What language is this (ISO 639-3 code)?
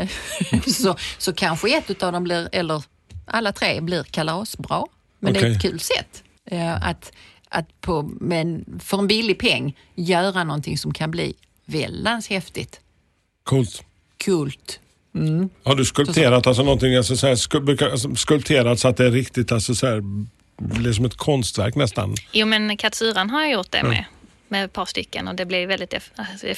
swe